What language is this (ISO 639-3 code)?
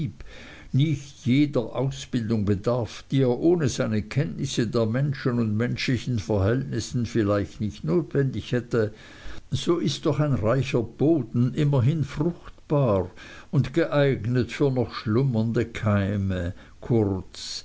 deu